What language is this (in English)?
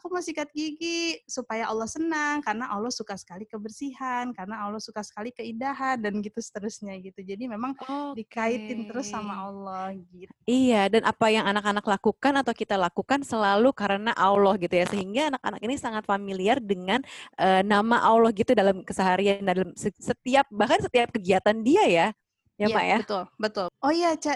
Indonesian